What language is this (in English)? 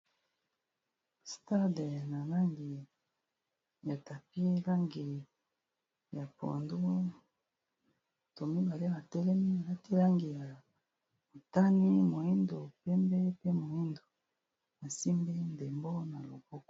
Lingala